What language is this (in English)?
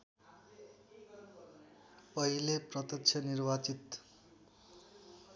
Nepali